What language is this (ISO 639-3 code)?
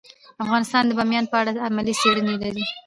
pus